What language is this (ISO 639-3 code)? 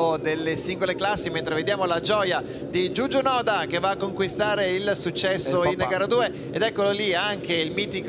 ita